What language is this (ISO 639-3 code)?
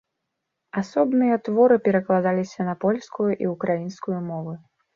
bel